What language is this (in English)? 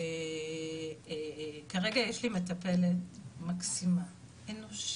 Hebrew